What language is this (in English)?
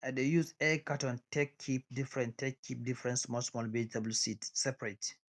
Nigerian Pidgin